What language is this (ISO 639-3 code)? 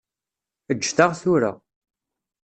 kab